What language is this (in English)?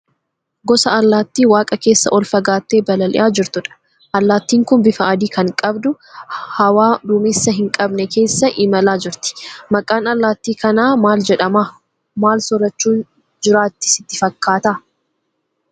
Oromo